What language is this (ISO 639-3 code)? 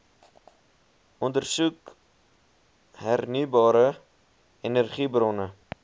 afr